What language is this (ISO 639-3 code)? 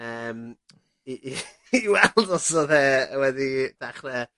cym